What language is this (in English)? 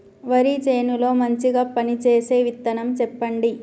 Telugu